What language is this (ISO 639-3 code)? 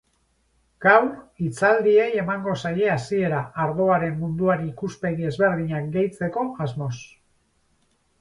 eus